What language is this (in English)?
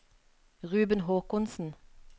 Norwegian